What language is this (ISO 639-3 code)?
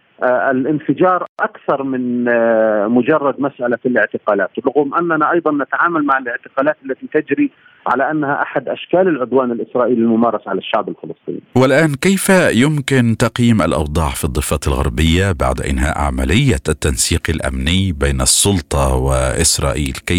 ara